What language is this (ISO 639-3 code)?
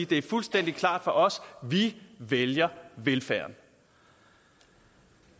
dan